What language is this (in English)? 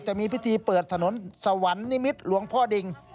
Thai